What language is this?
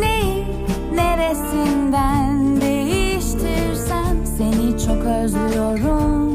Turkish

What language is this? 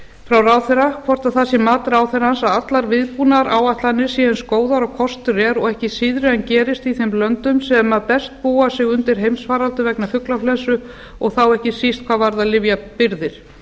Icelandic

